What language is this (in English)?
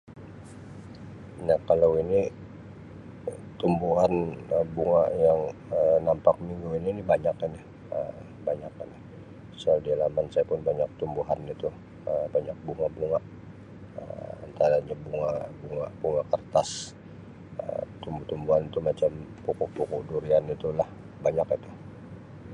Sabah Malay